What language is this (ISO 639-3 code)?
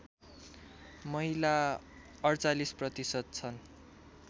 nep